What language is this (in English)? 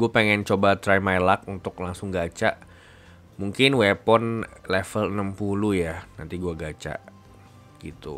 Indonesian